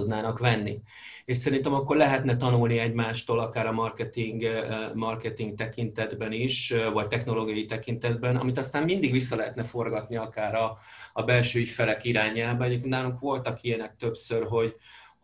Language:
Hungarian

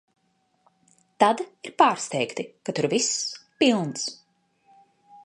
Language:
Latvian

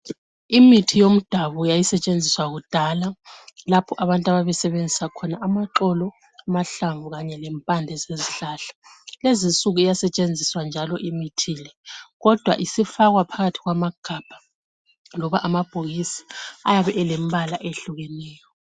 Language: North Ndebele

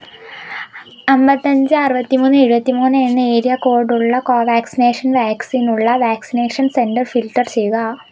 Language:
Malayalam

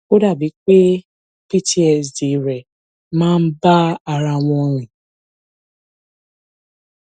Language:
Yoruba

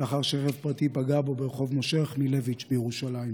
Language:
Hebrew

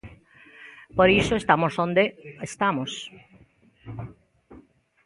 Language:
Galician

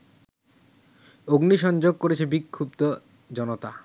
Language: Bangla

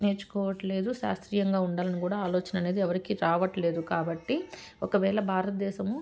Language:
Telugu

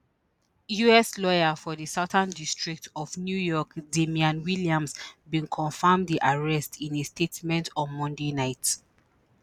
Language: Nigerian Pidgin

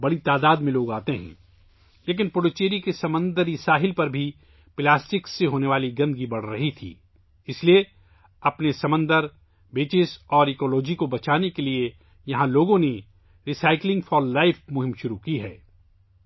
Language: Urdu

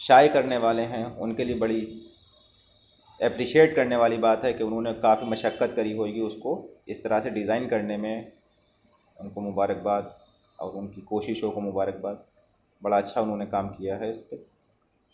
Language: Urdu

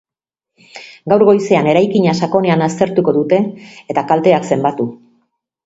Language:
Basque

